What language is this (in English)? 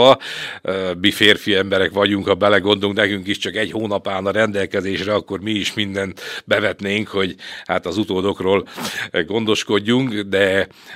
Hungarian